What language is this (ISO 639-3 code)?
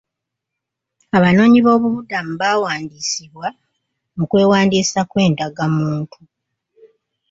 lug